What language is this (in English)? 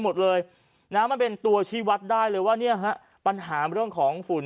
Thai